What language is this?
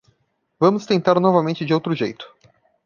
Portuguese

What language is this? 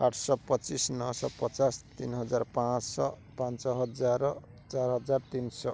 Odia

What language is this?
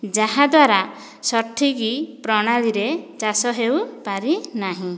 Odia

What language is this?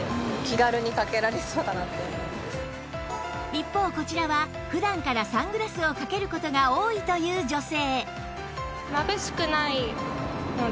Japanese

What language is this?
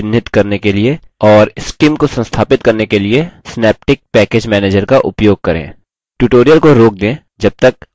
Hindi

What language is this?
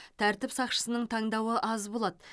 Kazakh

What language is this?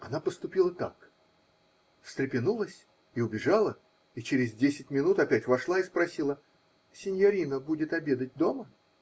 Russian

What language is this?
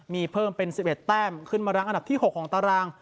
Thai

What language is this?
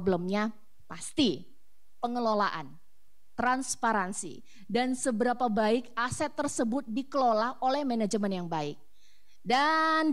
Indonesian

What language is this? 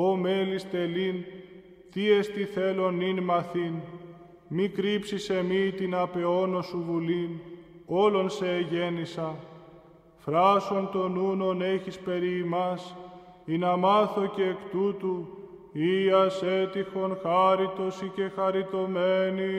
Greek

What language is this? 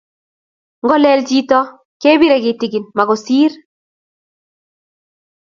Kalenjin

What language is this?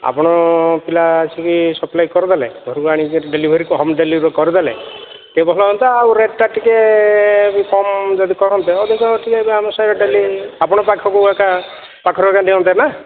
Odia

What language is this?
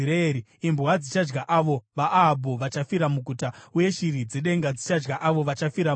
Shona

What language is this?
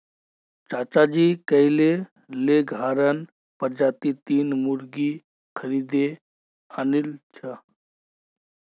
Magahi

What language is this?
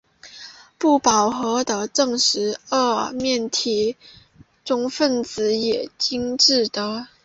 Chinese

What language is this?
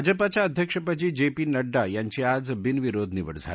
Marathi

